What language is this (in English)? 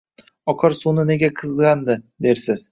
Uzbek